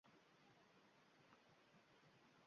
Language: Uzbek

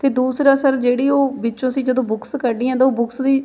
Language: Punjabi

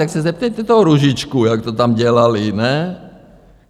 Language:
Czech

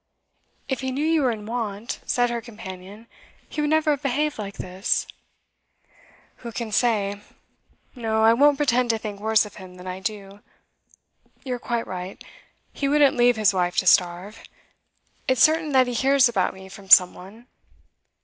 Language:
English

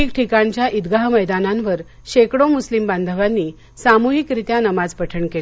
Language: Marathi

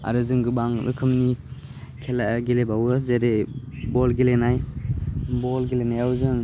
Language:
Bodo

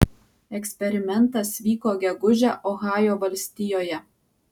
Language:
Lithuanian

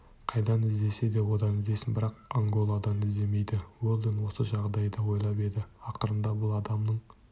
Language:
Kazakh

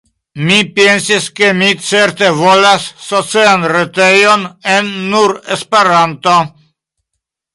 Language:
Esperanto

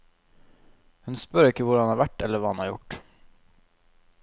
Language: Norwegian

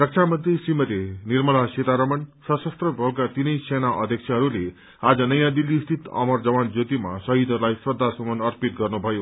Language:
Nepali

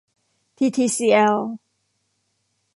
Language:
Thai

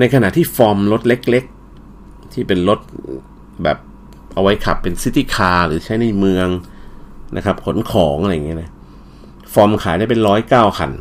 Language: Thai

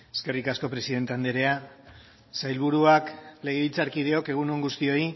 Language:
Basque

